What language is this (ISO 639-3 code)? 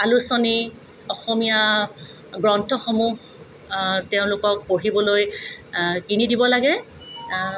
asm